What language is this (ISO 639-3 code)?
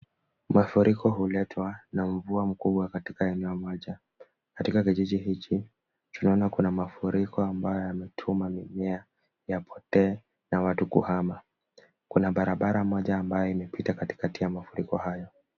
swa